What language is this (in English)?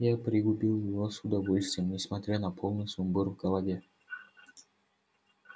Russian